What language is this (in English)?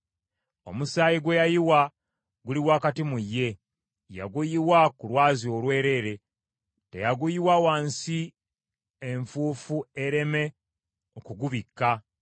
Ganda